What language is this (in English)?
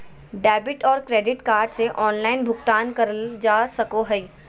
Magahi